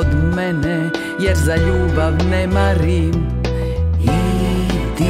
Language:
Polish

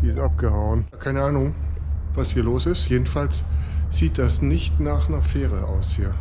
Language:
German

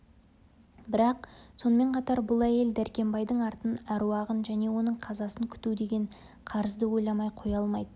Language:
Kazakh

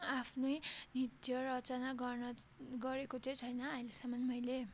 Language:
Nepali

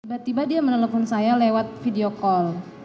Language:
Indonesian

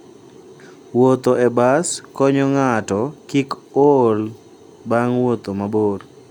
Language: Luo (Kenya and Tanzania)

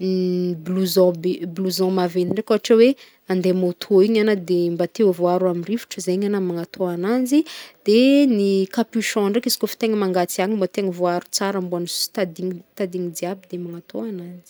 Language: Northern Betsimisaraka Malagasy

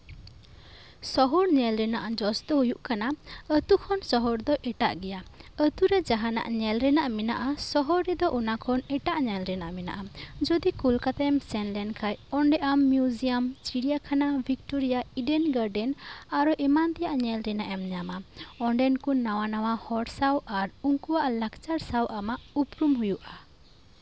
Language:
Santali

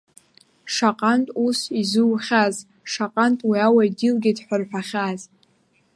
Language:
Abkhazian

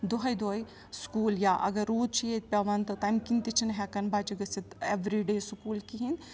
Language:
Kashmiri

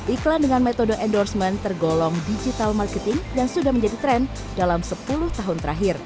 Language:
Indonesian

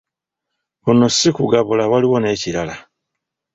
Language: Ganda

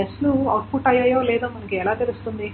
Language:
Telugu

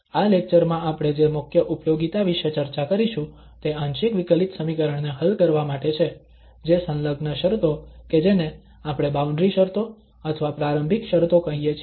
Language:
Gujarati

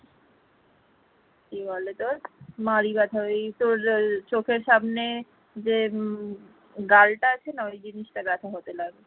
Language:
Bangla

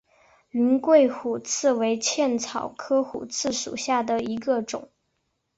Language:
Chinese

